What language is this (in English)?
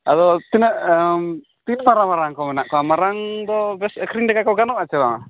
Santali